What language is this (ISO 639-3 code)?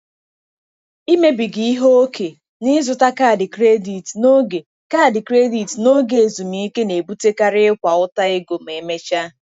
ibo